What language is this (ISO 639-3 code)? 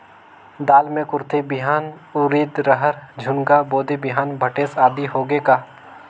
hne